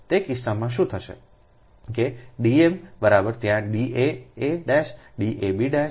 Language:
Gujarati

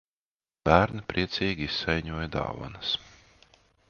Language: Latvian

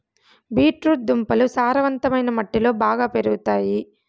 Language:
Telugu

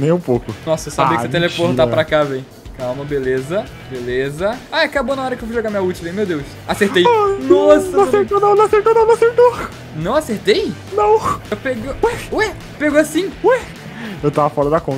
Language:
Portuguese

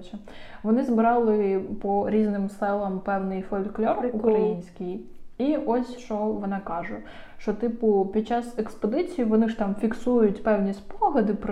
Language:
Ukrainian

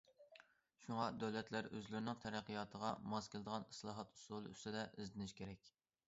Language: Uyghur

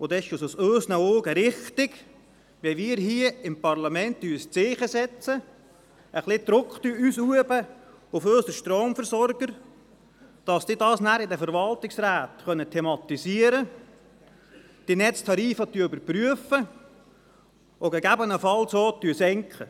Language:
Swiss German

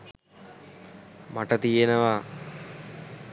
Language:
Sinhala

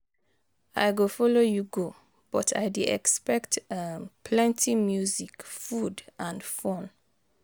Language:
Nigerian Pidgin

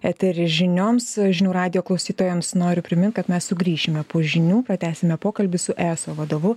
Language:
Lithuanian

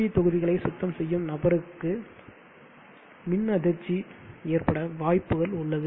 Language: Tamil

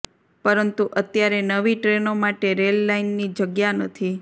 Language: Gujarati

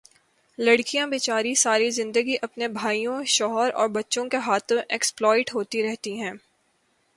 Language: Urdu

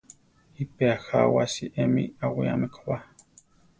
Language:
Central Tarahumara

